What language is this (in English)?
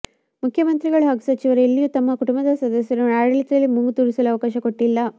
Kannada